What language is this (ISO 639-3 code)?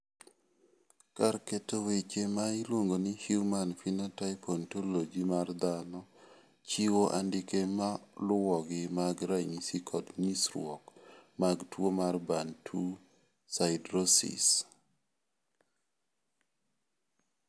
luo